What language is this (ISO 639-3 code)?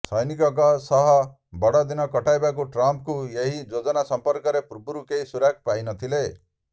ori